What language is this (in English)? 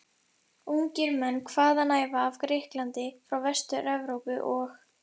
Icelandic